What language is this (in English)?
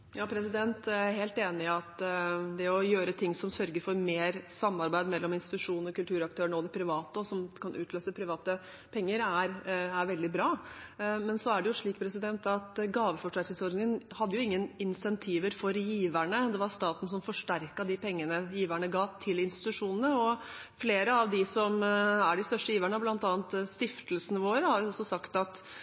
Norwegian Bokmål